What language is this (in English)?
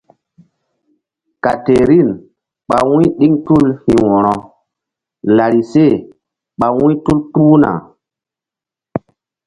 Mbum